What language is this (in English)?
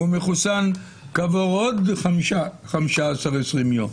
Hebrew